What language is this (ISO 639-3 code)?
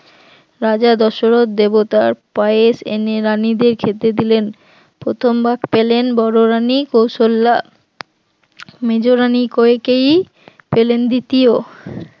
ben